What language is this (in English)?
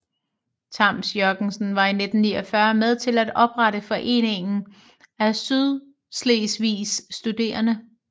Danish